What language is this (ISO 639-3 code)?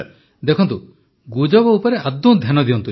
ori